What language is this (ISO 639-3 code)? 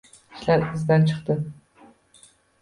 uzb